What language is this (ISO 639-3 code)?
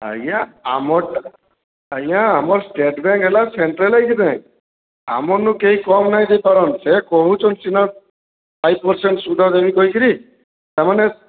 ori